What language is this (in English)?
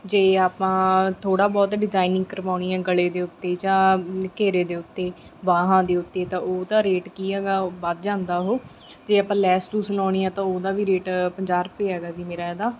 Punjabi